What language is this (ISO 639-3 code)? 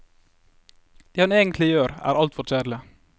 nor